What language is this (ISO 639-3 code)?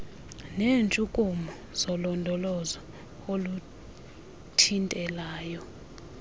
xho